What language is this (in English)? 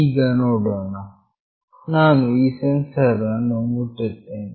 Kannada